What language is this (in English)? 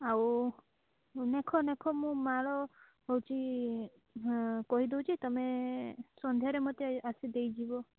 Odia